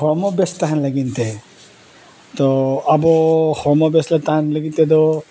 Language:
Santali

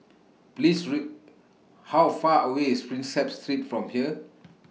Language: English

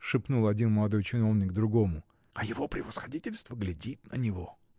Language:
Russian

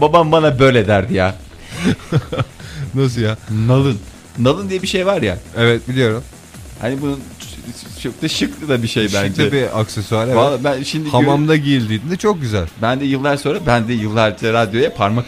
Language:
Turkish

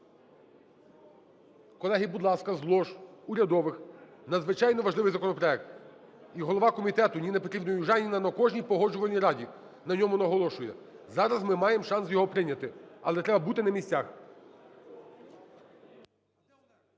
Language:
Ukrainian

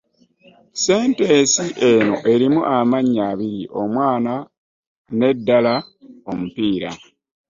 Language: Ganda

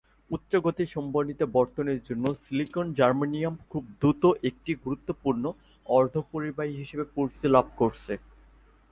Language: Bangla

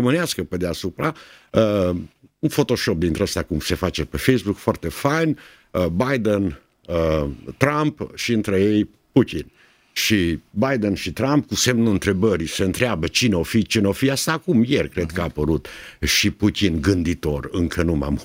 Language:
Romanian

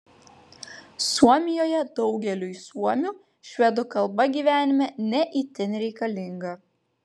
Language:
Lithuanian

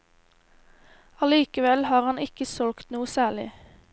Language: Norwegian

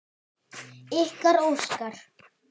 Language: Icelandic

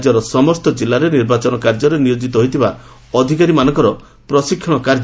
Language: Odia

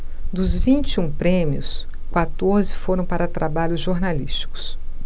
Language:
Portuguese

